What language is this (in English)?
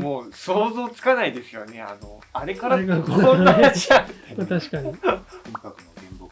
Japanese